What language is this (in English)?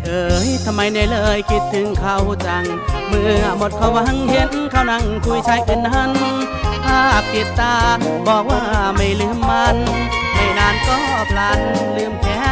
Thai